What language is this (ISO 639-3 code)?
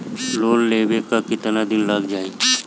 bho